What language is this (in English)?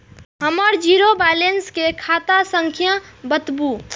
Maithili